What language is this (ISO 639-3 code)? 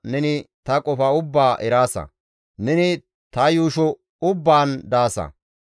gmv